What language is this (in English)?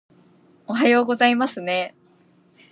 Japanese